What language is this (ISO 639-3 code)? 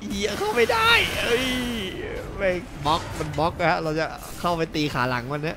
tha